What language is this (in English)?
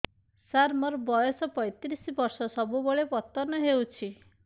Odia